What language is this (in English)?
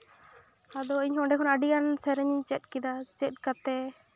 Santali